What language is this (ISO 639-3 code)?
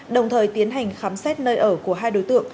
vie